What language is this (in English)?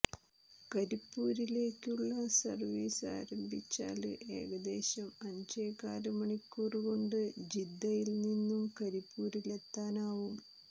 Malayalam